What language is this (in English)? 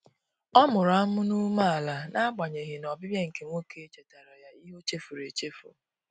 Igbo